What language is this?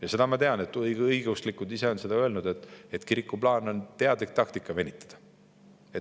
Estonian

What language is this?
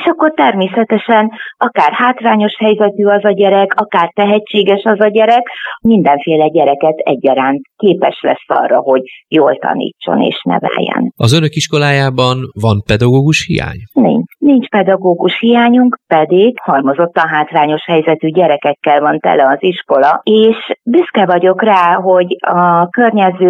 Hungarian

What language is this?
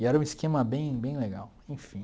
Portuguese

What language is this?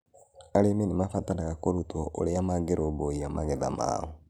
Kikuyu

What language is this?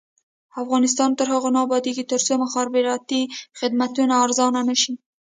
Pashto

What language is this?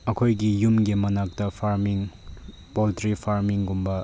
Manipuri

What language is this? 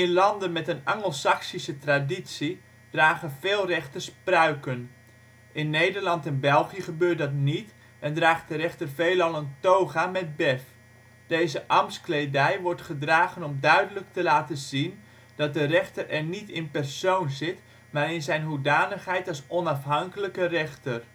Dutch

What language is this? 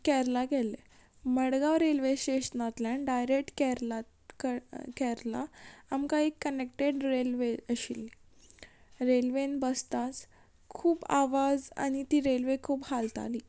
Konkani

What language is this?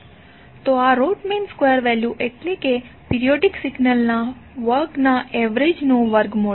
Gujarati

